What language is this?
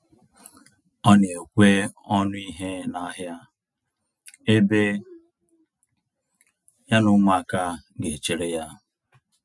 Igbo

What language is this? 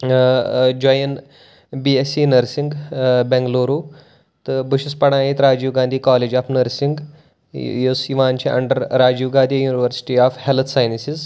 Kashmiri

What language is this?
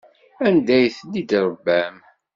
Kabyle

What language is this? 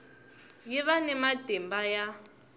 Tsonga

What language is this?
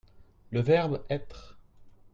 French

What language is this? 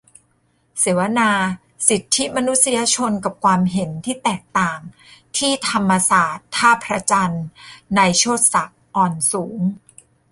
Thai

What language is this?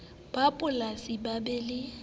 Southern Sotho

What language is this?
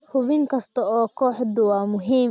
Somali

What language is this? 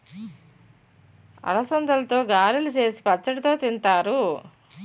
Telugu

